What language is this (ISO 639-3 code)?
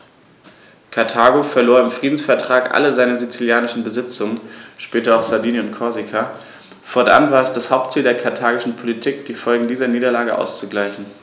deu